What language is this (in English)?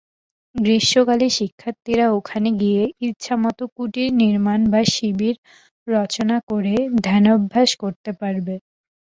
Bangla